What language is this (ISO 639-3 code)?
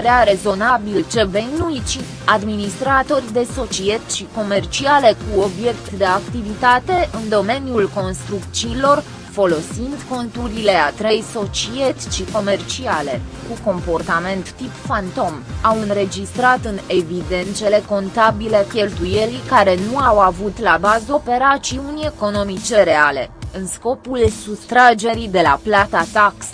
ron